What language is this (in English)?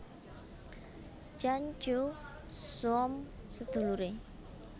Javanese